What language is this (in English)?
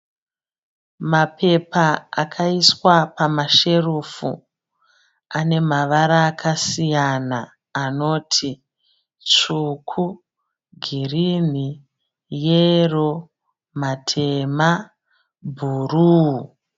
Shona